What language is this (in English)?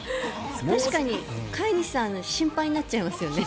Japanese